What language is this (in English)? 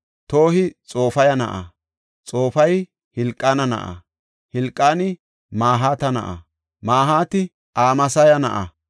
Gofa